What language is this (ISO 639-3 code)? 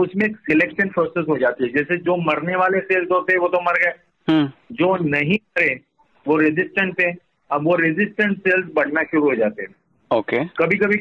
hin